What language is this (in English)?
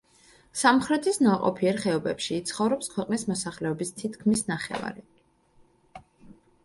Georgian